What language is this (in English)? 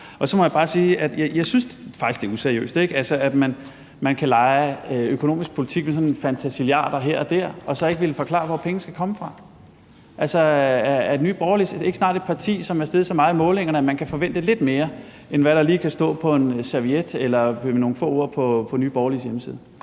Danish